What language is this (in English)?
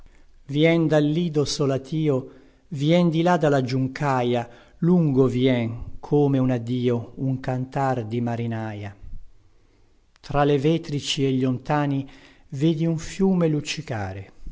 Italian